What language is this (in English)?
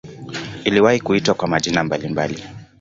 Swahili